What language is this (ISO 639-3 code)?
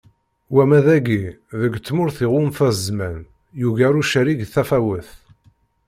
kab